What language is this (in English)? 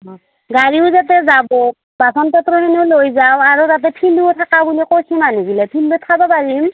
Assamese